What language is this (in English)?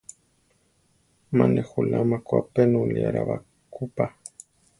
Central Tarahumara